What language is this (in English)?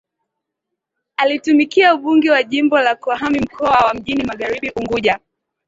Swahili